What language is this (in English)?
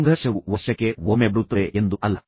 Kannada